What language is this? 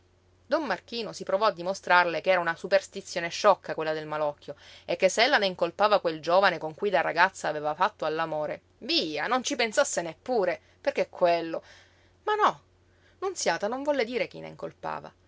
Italian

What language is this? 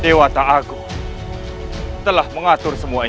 Indonesian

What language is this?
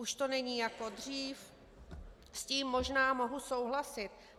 Czech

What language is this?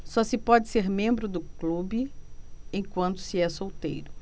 Portuguese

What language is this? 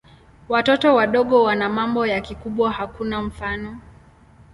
Swahili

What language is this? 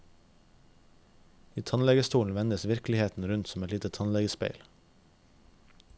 Norwegian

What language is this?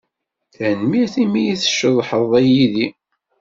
Kabyle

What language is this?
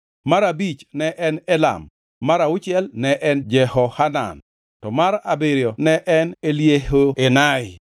Luo (Kenya and Tanzania)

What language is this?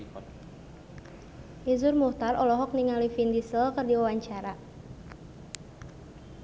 Sundanese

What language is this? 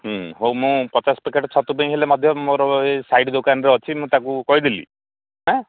Odia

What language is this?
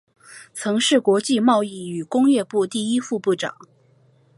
Chinese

